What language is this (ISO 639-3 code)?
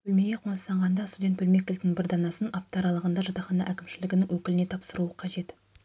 kaz